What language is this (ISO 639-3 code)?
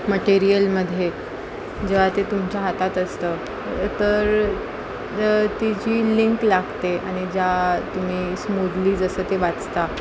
mar